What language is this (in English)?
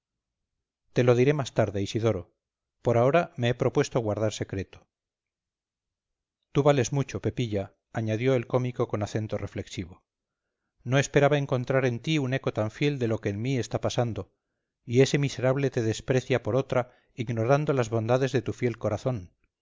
Spanish